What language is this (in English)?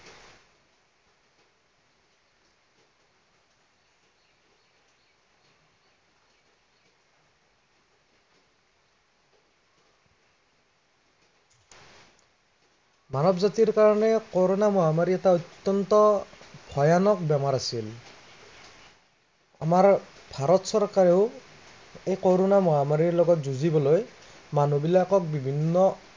Assamese